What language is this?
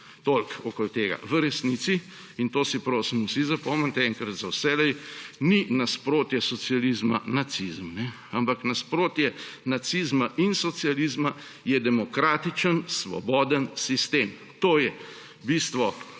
Slovenian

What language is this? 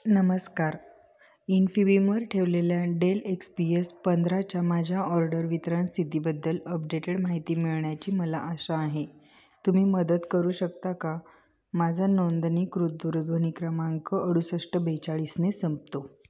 Marathi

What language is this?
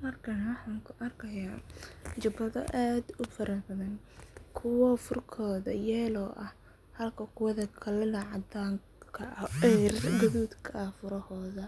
Somali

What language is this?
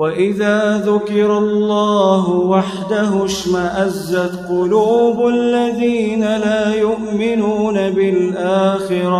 Arabic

